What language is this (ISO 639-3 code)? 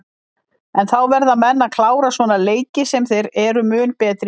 isl